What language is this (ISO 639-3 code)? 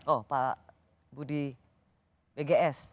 ind